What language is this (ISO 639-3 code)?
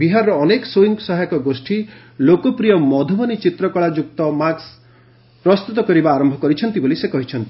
ori